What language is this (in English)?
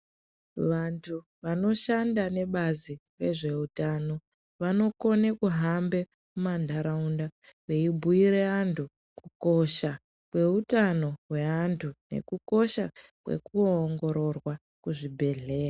Ndau